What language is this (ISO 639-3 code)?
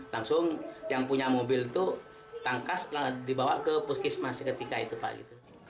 ind